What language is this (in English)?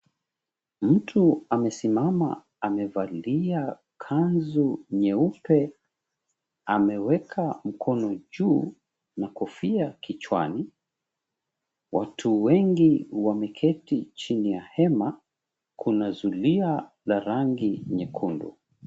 Swahili